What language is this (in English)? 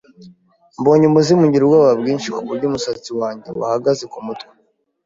Kinyarwanda